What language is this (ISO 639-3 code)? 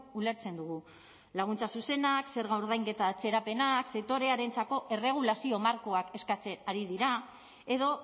eus